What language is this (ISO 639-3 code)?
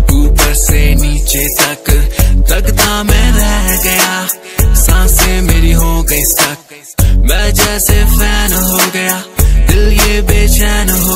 ron